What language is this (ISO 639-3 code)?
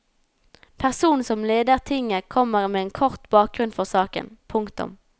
nor